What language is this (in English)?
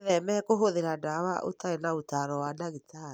Kikuyu